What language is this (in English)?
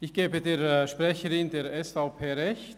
Swiss German